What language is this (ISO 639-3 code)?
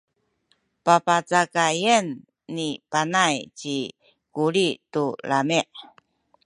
szy